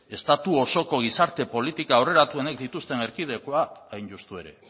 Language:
Basque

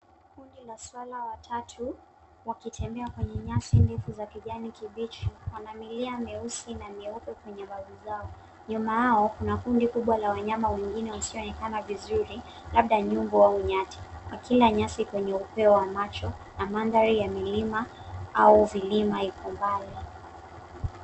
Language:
Swahili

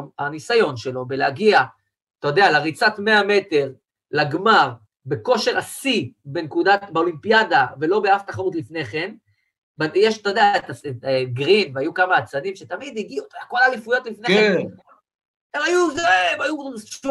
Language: Hebrew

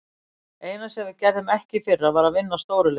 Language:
Icelandic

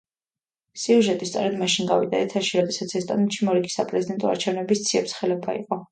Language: Georgian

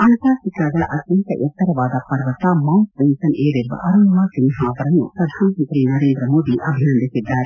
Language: Kannada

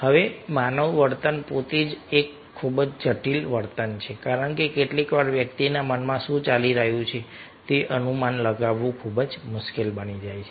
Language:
Gujarati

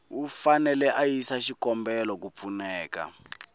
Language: Tsonga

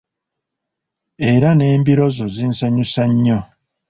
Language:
Ganda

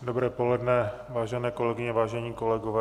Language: Czech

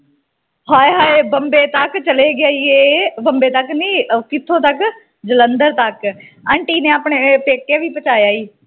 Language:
Punjabi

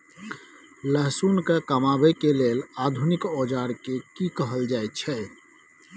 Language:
Maithili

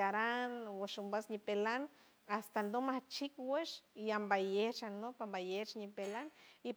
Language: San Francisco Del Mar Huave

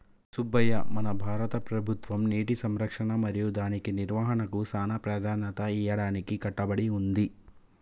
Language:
Telugu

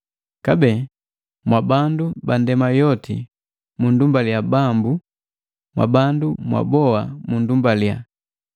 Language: Matengo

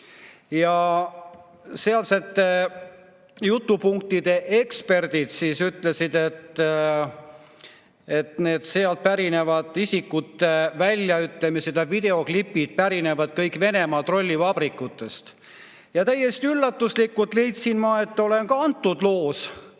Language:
Estonian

